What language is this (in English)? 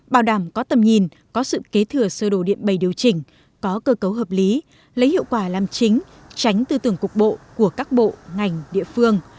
Vietnamese